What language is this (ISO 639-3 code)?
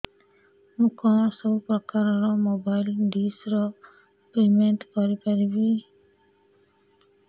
ori